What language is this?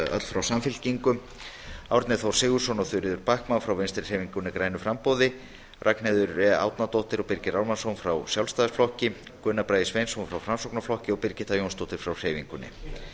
Icelandic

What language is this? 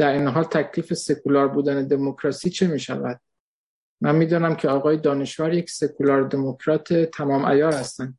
Persian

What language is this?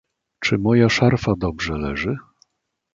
Polish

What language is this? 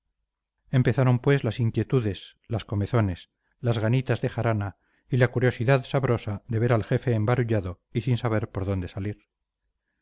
Spanish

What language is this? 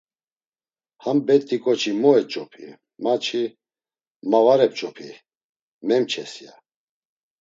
Laz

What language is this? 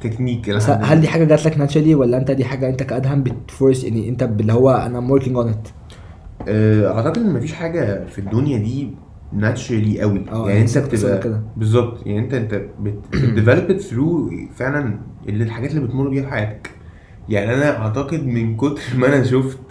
Arabic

